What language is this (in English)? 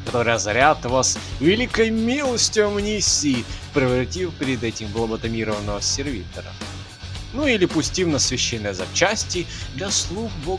Russian